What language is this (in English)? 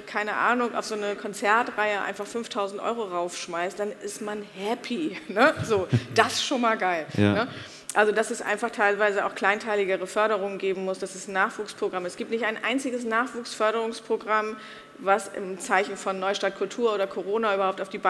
German